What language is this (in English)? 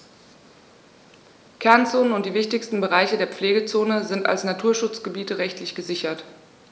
German